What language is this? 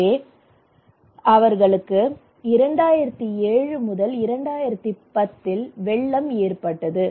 Tamil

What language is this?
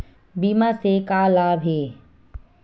Chhattisgarhi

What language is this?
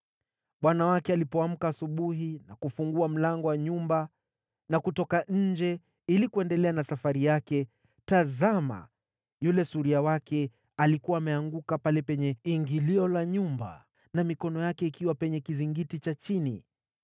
Swahili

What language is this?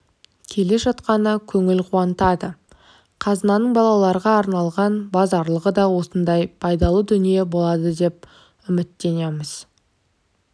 Kazakh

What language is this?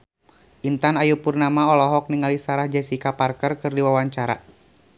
Sundanese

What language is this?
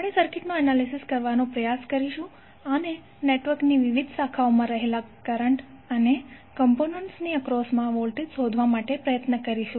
Gujarati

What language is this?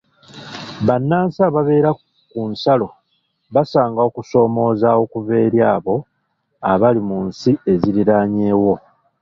Ganda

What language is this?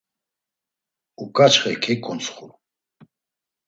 Laz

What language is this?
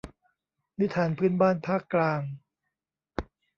Thai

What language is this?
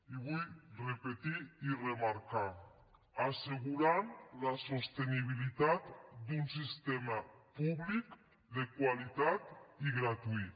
Catalan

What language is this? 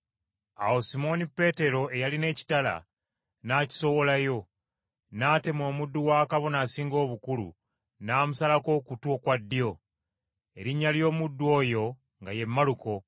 Ganda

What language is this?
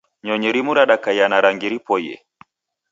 Taita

